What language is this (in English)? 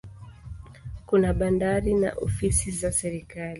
Swahili